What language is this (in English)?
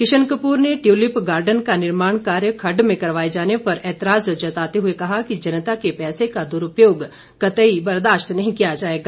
Hindi